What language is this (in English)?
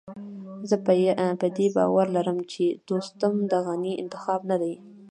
Pashto